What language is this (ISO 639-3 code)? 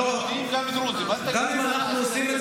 heb